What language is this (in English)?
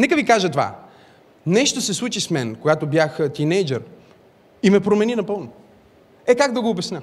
Bulgarian